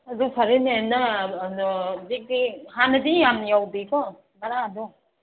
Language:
Manipuri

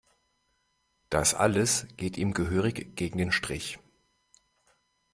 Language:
German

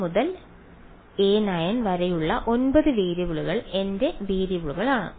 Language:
Malayalam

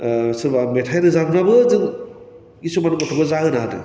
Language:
Bodo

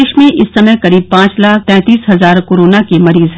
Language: Hindi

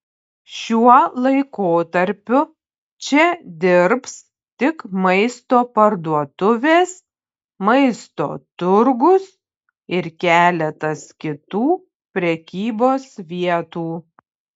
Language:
Lithuanian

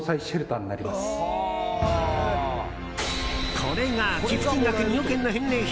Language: Japanese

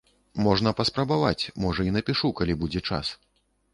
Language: Belarusian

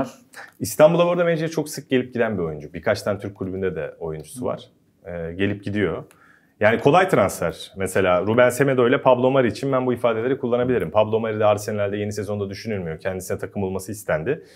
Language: Turkish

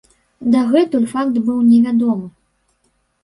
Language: Belarusian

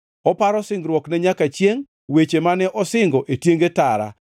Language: Luo (Kenya and Tanzania)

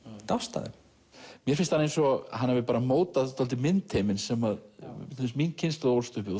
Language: Icelandic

